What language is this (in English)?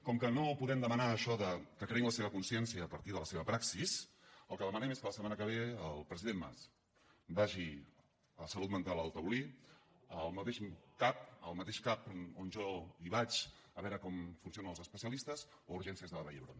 Catalan